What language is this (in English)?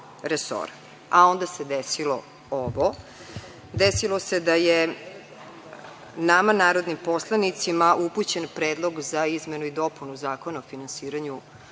Serbian